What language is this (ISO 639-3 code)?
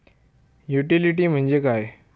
mar